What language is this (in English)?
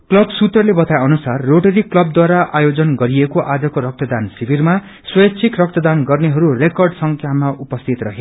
Nepali